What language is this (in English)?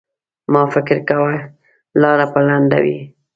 Pashto